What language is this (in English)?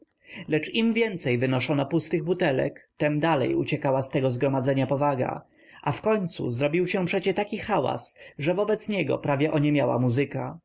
Polish